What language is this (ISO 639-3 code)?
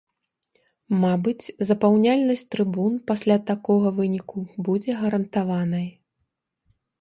bel